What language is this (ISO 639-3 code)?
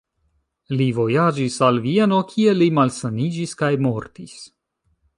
epo